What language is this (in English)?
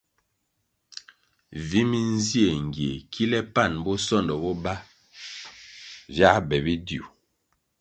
Kwasio